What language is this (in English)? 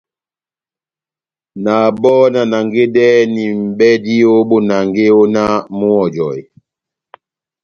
Batanga